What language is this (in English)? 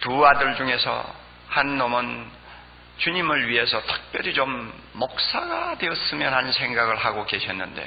Korean